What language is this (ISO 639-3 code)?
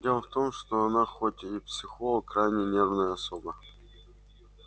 rus